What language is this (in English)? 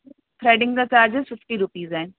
Sindhi